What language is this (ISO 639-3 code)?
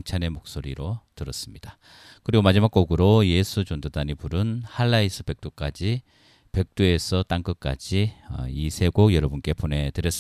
kor